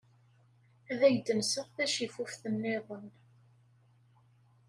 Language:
Kabyle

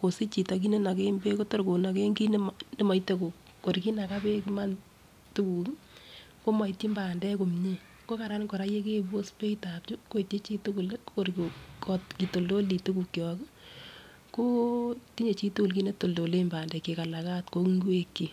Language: Kalenjin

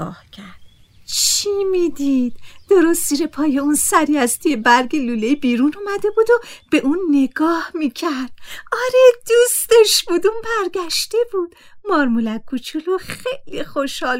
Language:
Persian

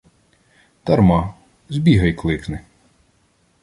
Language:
Ukrainian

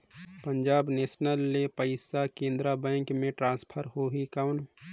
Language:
Chhattisgarhi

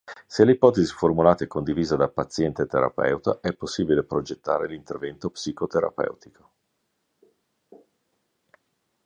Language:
Italian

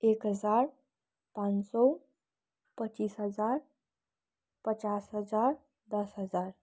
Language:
Nepali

